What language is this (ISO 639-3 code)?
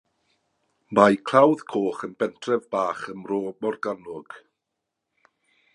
cym